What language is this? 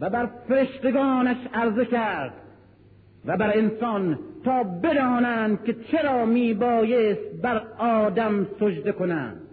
Persian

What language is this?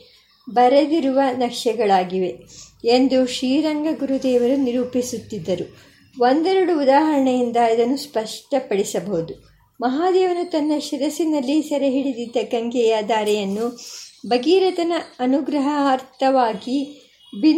Kannada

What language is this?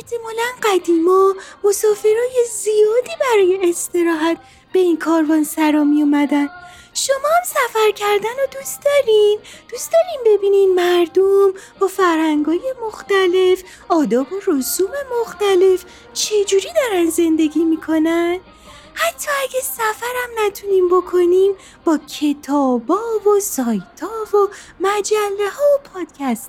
Persian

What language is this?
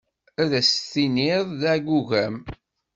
Kabyle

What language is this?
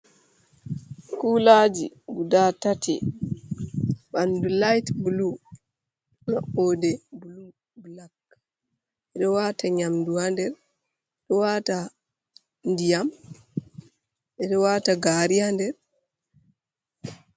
Fula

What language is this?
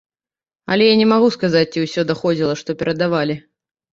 Belarusian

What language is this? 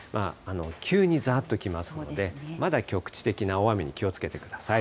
Japanese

